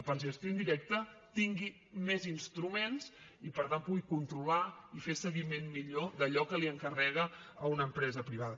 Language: Catalan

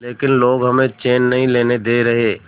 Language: Hindi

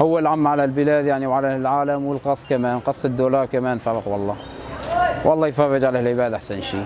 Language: Arabic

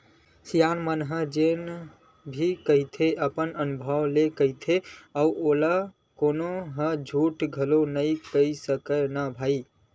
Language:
Chhattisgarhi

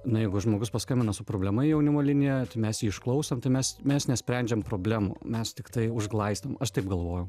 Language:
Lithuanian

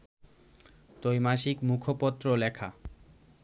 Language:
Bangla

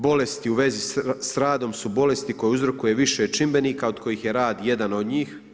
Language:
Croatian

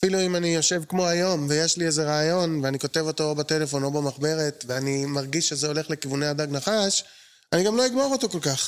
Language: Hebrew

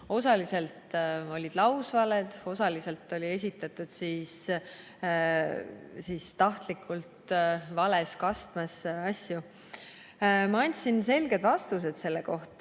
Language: Estonian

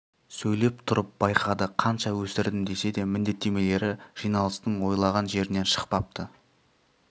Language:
Kazakh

